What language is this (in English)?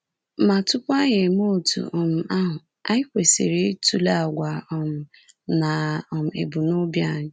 Igbo